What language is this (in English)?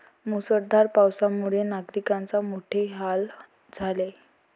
Marathi